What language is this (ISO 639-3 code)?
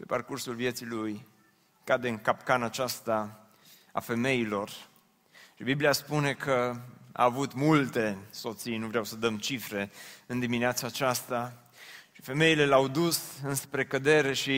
ron